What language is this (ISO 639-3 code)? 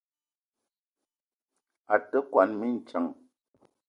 eto